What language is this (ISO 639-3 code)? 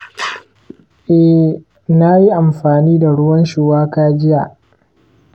hau